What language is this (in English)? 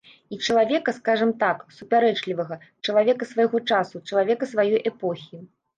Belarusian